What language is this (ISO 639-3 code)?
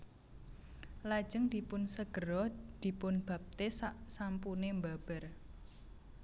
jav